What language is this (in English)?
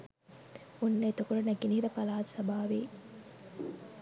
Sinhala